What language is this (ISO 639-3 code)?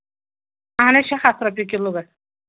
kas